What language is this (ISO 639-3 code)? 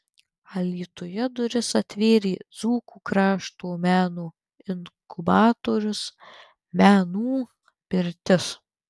lit